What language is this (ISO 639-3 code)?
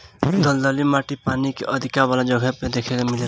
bho